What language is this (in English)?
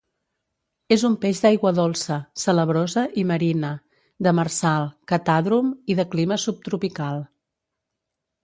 Catalan